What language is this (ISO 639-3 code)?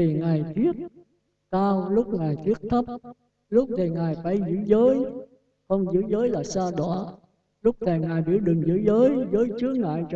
vie